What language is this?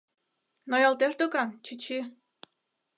Mari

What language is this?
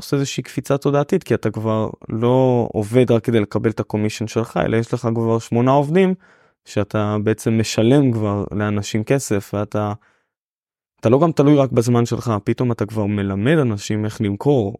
Hebrew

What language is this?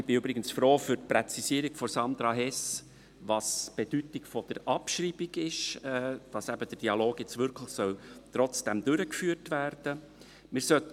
Swiss German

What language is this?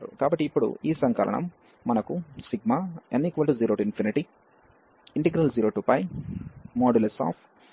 Telugu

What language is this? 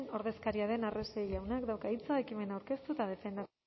Basque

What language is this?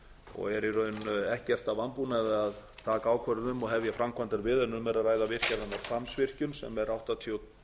Icelandic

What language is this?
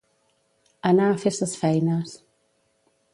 Catalan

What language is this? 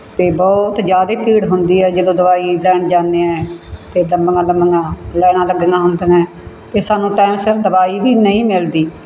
Punjabi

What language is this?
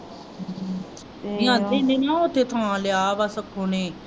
Punjabi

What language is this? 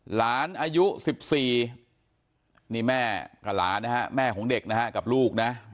Thai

